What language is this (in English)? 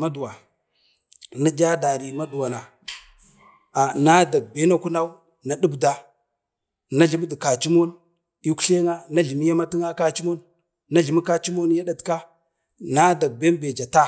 Bade